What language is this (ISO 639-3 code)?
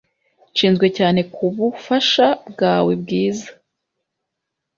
kin